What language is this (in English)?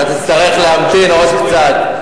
Hebrew